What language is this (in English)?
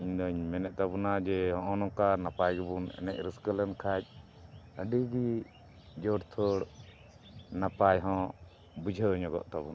Santali